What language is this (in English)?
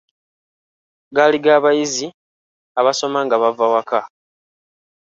Ganda